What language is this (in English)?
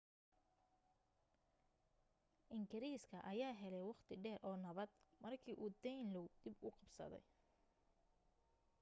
Somali